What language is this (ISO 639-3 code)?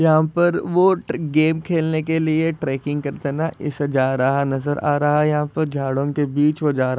hin